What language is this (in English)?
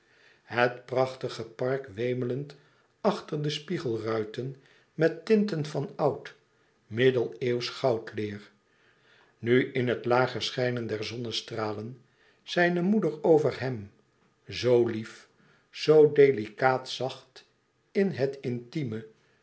Dutch